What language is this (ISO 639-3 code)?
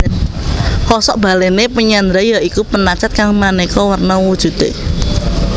jav